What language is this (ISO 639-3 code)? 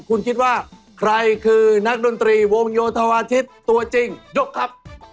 tha